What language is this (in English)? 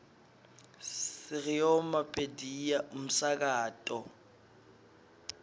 Swati